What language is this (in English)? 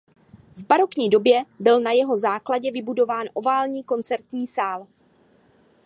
Czech